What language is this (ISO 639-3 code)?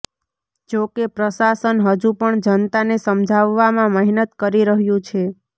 guj